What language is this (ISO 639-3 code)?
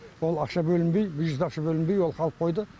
kaz